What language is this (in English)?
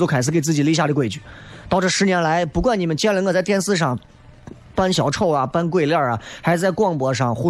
Chinese